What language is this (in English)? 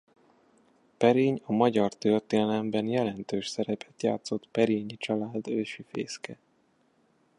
Hungarian